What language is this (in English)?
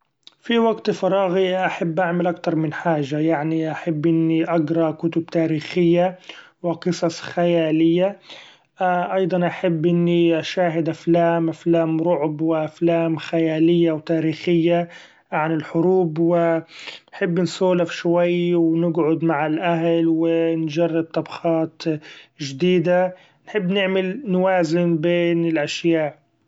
Gulf Arabic